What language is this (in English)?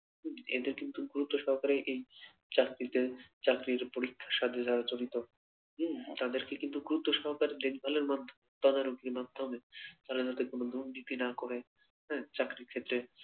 Bangla